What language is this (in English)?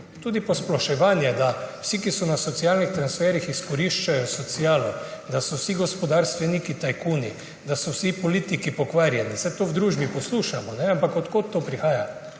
Slovenian